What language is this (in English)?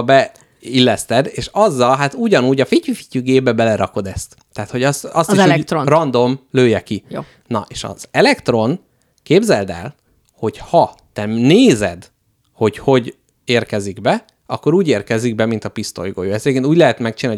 Hungarian